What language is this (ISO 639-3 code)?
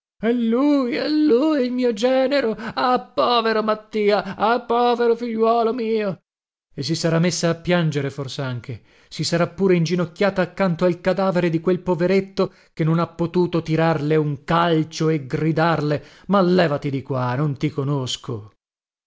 ita